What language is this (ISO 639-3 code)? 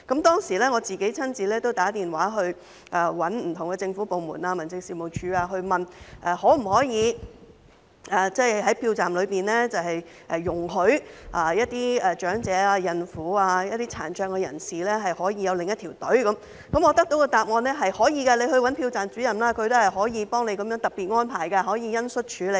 yue